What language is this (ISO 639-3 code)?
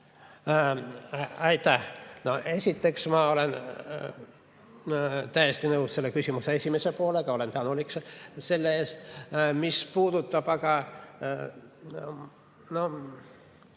est